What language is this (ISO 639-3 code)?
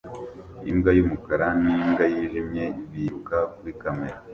kin